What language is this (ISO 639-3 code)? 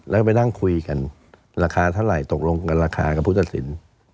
tha